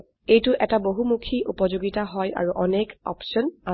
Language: Assamese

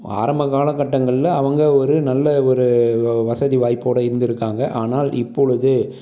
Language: Tamil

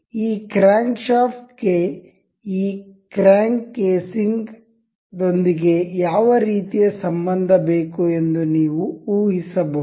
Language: Kannada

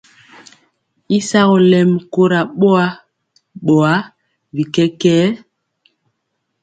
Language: Mpiemo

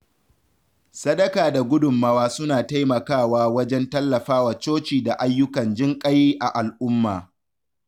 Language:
Hausa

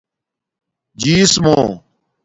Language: Domaaki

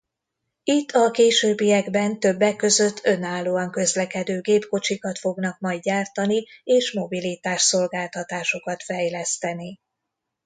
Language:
Hungarian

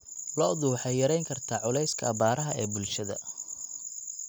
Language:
Somali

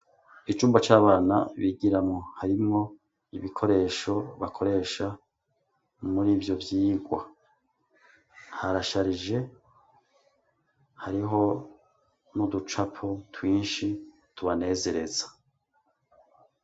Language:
Rundi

